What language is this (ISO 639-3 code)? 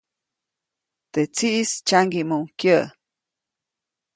zoc